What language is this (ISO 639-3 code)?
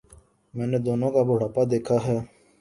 urd